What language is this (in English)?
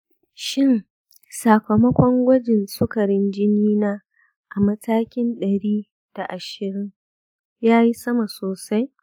Hausa